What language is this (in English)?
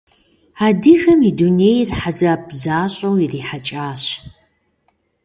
Kabardian